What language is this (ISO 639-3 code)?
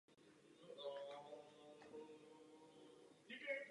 ces